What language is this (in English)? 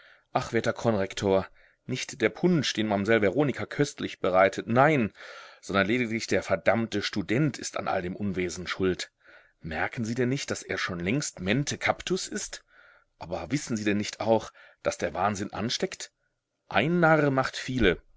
German